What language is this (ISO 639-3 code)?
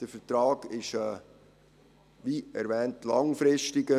gsw